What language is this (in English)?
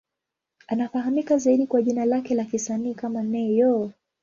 Swahili